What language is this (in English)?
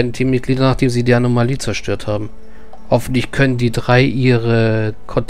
German